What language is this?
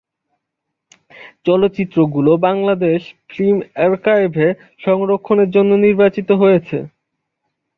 Bangla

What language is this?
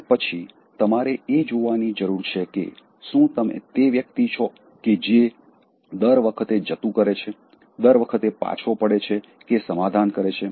Gujarati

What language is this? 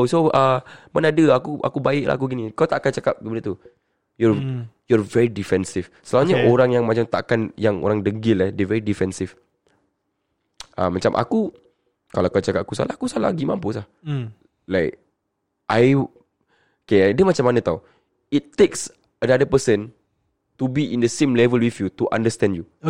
Malay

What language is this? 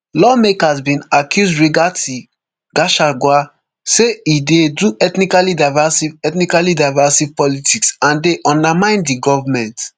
Nigerian Pidgin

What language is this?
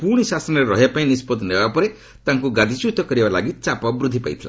Odia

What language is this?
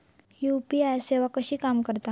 Marathi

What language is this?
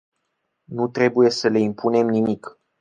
Romanian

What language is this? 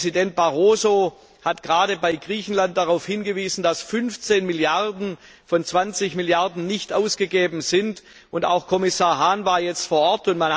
German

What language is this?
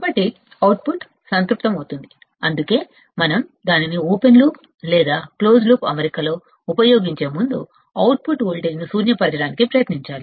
Telugu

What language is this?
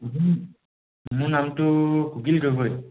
Assamese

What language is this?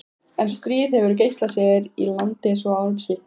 Icelandic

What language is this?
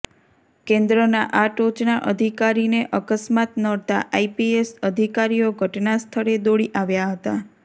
Gujarati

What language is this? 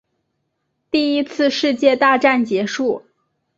Chinese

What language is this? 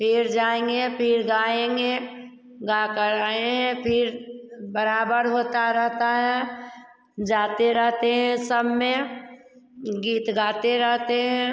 Hindi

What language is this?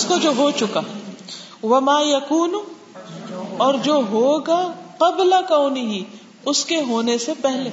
Urdu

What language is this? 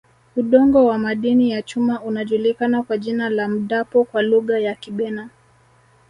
Swahili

